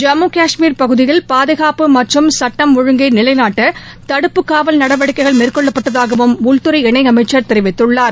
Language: Tamil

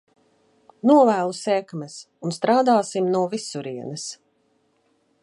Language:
Latvian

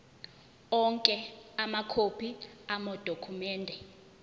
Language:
Zulu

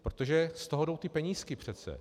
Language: Czech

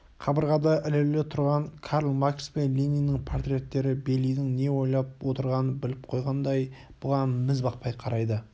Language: Kazakh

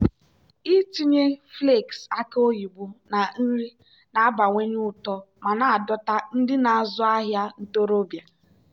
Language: Igbo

